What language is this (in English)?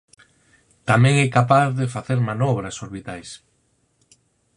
Galician